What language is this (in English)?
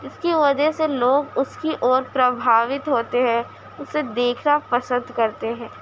Urdu